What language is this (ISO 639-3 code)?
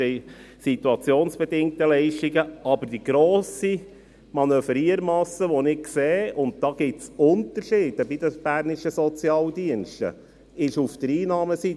gsw